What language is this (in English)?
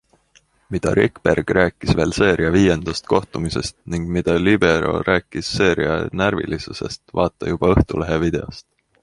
Estonian